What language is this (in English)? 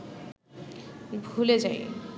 Bangla